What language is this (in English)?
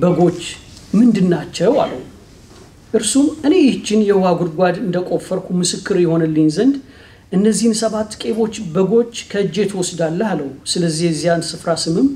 Arabic